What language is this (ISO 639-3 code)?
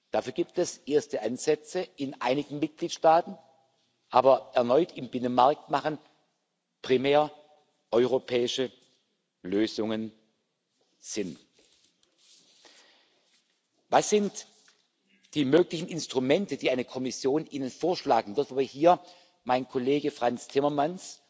deu